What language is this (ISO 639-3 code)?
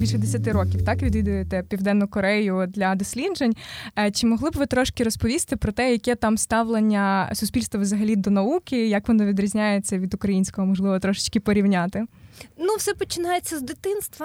ukr